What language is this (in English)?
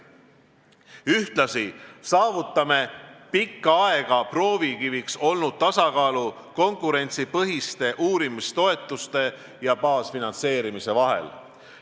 Estonian